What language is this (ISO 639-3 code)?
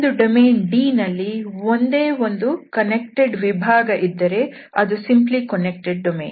kan